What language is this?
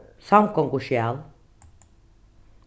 Faroese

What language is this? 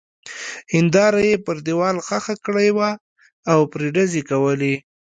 Pashto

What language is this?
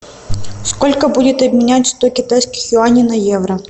Russian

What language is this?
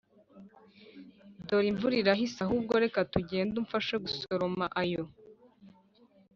Kinyarwanda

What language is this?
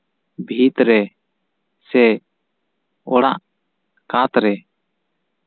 Santali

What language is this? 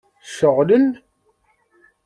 Kabyle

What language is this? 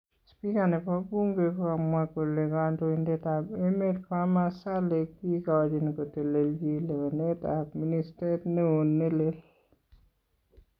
Kalenjin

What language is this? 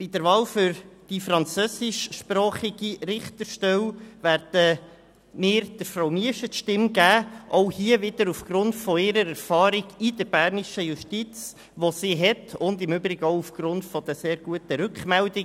Swiss German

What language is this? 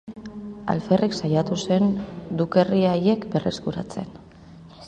Basque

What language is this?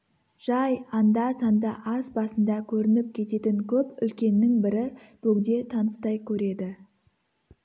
Kazakh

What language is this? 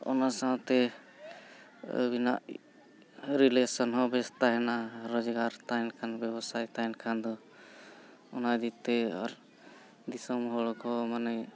Santali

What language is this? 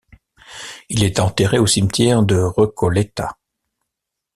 French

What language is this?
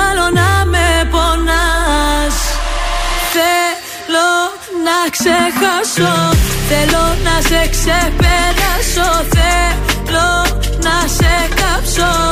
Greek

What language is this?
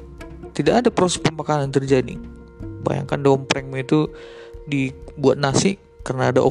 Indonesian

